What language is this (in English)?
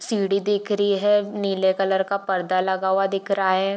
Hindi